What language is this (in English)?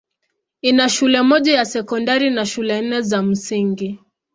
Swahili